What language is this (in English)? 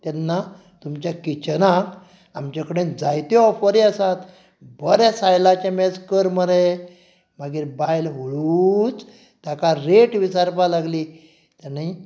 Konkani